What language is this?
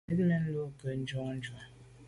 Medumba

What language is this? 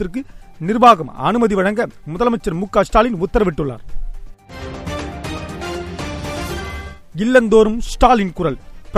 Tamil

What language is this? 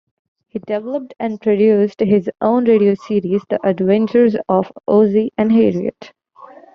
English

